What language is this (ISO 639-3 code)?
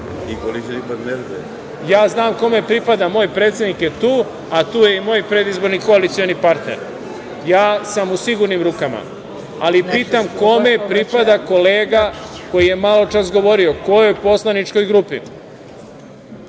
srp